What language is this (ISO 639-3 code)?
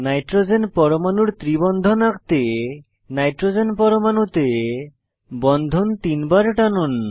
ben